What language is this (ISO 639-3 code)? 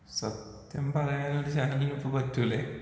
mal